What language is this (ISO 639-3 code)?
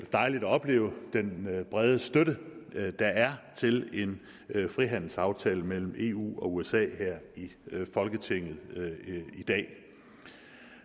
dan